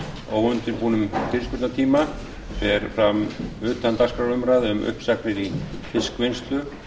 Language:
Icelandic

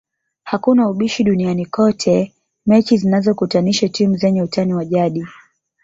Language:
Swahili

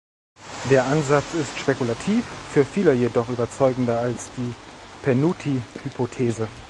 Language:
German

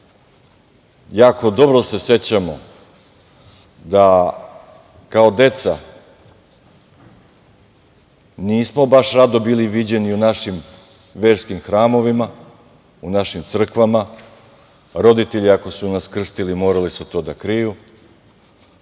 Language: Serbian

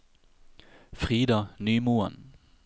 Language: Norwegian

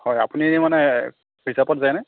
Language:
Assamese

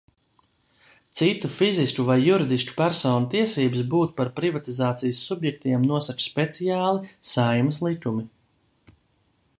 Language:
Latvian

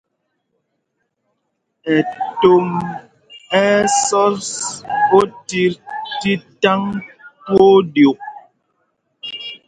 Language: Mpumpong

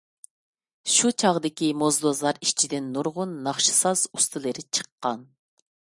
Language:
Uyghur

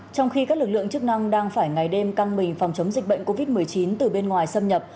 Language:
Vietnamese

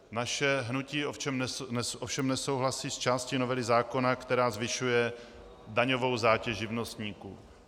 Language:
Czech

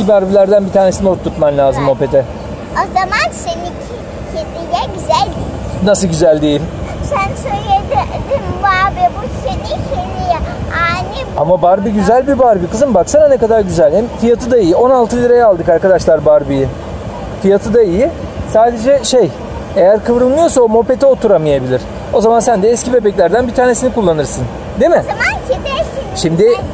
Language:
Turkish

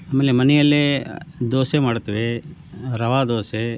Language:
Kannada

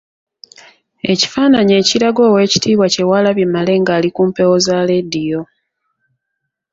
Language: Ganda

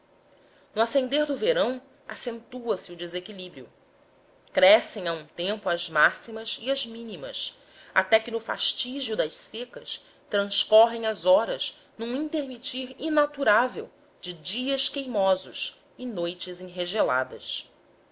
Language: Portuguese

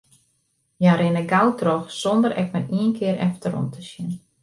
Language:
Western Frisian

